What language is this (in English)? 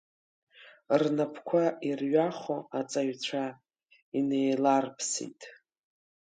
Abkhazian